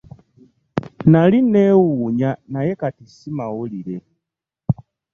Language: Ganda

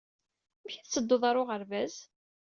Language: Kabyle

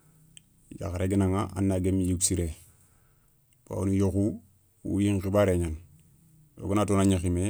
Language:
Soninke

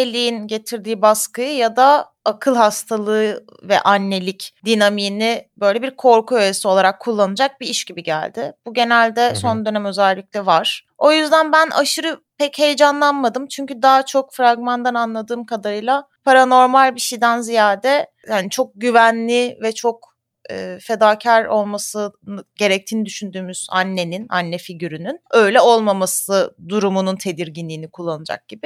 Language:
Turkish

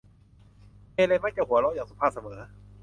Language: Thai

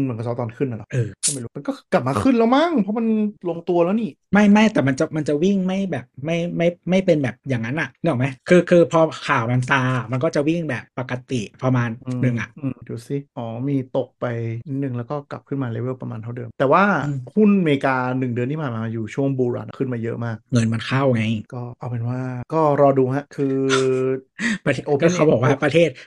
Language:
Thai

